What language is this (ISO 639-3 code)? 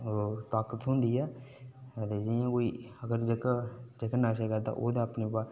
doi